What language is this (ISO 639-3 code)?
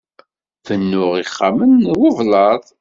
kab